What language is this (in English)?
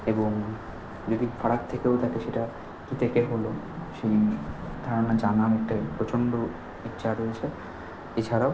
Bangla